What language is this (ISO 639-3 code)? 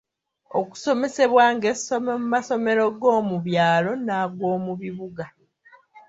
lug